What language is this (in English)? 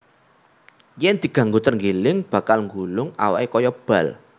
Javanese